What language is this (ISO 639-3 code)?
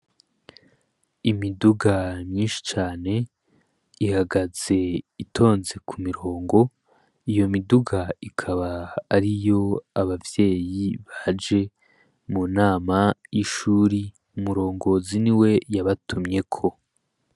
run